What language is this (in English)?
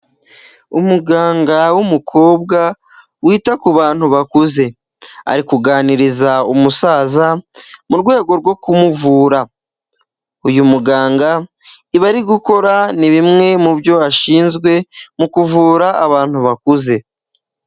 Kinyarwanda